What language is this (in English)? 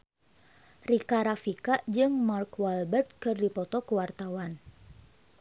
Sundanese